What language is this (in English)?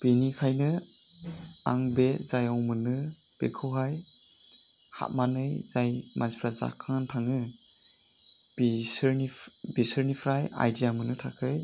Bodo